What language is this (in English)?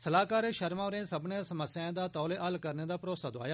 Dogri